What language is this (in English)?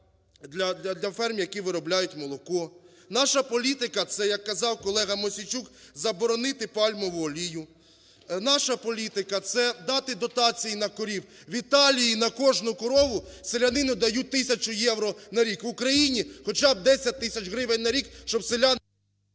Ukrainian